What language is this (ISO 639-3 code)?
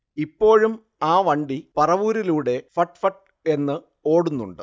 mal